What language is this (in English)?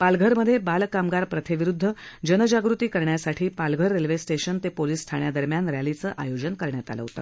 Marathi